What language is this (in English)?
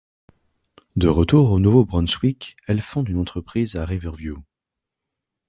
French